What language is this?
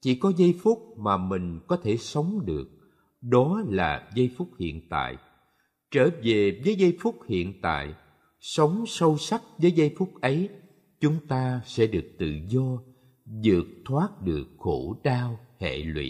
Vietnamese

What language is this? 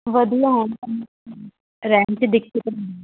Punjabi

